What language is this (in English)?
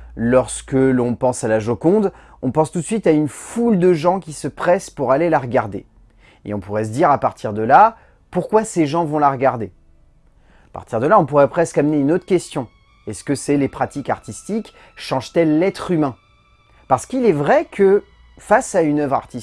French